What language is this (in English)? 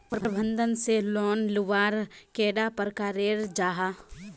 Magahi